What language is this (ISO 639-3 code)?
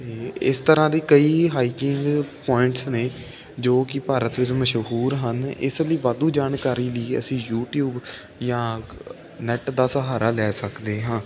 pan